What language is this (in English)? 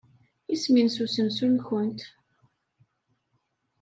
Kabyle